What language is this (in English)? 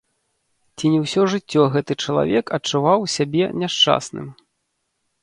Belarusian